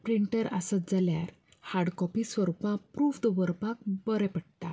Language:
Konkani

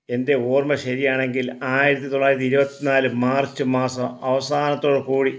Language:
Malayalam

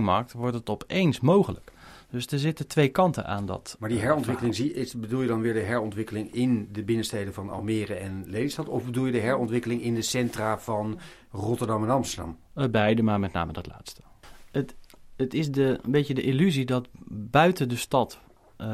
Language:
Dutch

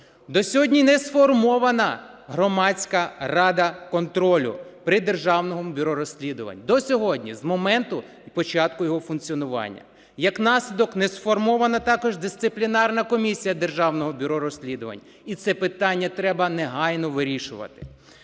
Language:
Ukrainian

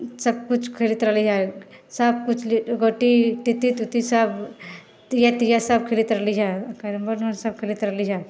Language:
Maithili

